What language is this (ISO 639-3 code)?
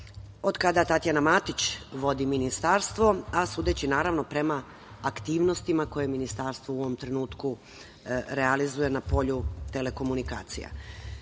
srp